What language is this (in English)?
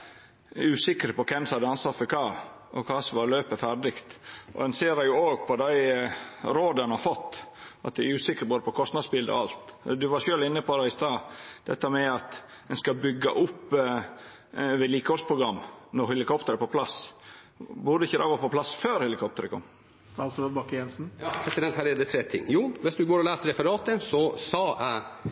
Norwegian